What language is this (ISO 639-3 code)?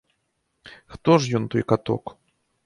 bel